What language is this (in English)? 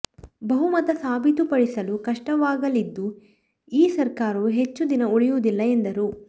Kannada